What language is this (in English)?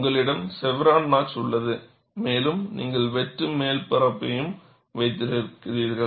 Tamil